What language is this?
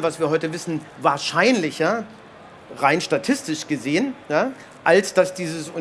German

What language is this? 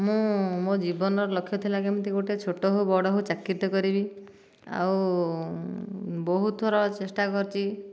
Odia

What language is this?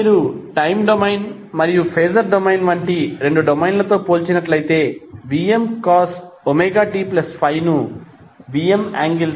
Telugu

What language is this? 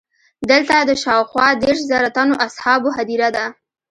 Pashto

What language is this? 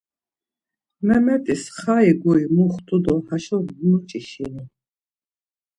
Laz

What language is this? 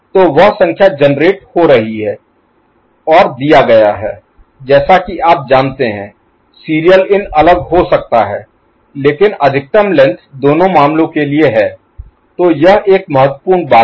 Hindi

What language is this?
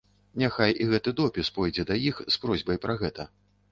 Belarusian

